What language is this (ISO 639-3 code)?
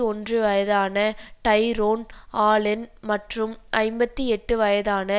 tam